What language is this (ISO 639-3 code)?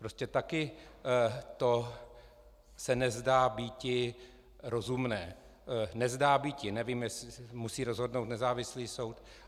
ces